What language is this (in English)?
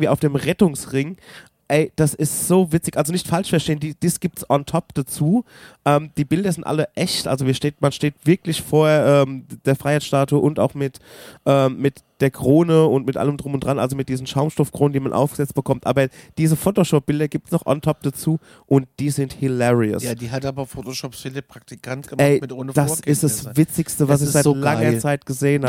German